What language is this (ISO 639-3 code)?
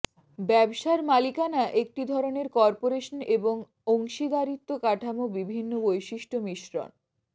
ben